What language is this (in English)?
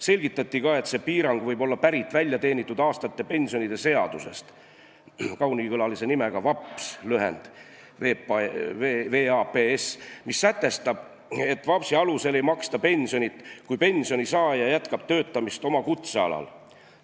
Estonian